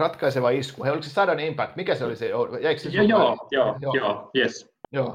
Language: Finnish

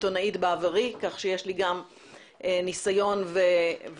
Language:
Hebrew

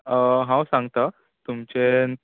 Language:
Konkani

